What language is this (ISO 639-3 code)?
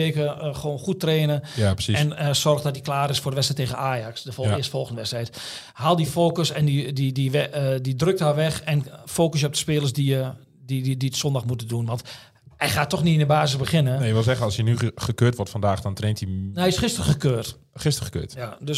nld